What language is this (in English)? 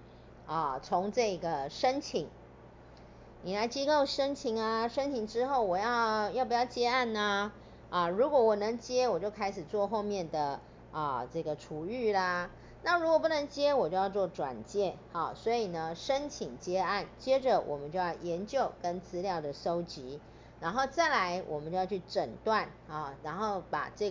Chinese